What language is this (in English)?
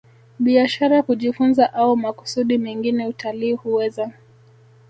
Swahili